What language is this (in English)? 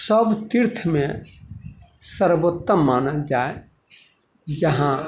Maithili